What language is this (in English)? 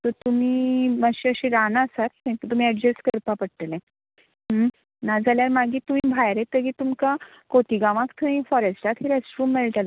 Konkani